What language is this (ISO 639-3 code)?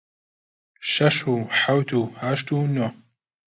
ckb